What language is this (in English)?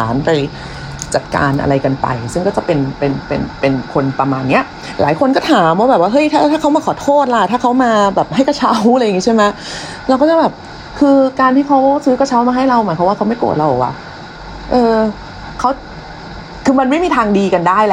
Thai